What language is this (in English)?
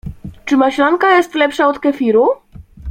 Polish